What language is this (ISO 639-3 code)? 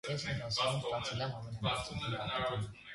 hye